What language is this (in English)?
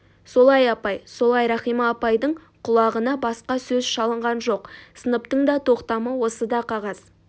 Kazakh